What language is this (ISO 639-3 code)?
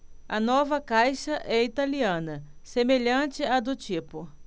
por